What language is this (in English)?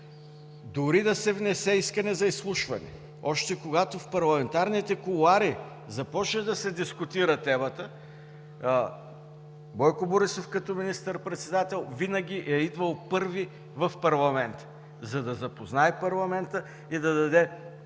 Bulgarian